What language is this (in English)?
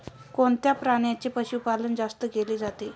Marathi